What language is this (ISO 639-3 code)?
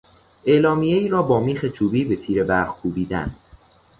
fas